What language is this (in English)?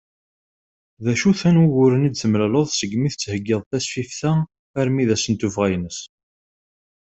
Kabyle